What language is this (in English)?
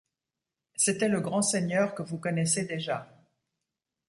French